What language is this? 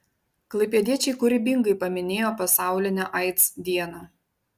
Lithuanian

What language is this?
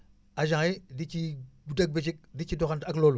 Wolof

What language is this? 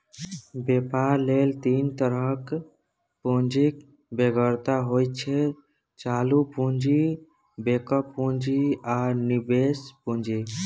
Maithili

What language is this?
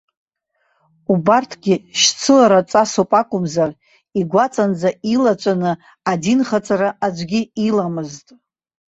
Abkhazian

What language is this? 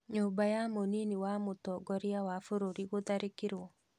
Kikuyu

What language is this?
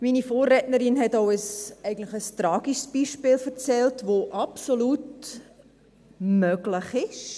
Swiss German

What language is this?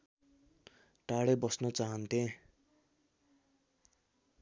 Nepali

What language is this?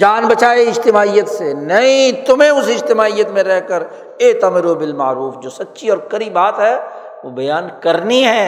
Urdu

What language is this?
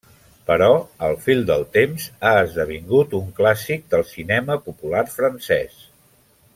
Catalan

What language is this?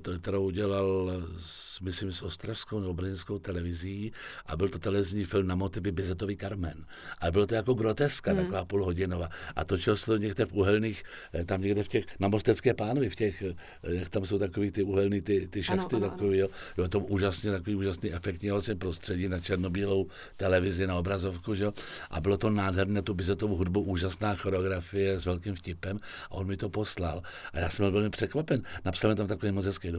Czech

